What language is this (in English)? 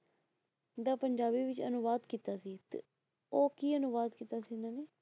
Punjabi